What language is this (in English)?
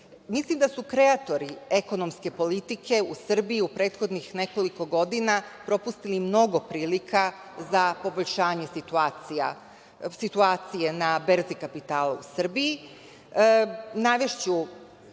Serbian